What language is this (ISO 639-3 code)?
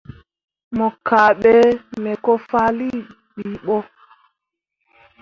mua